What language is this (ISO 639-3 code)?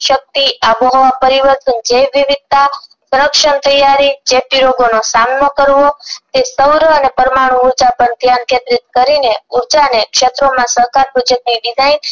guj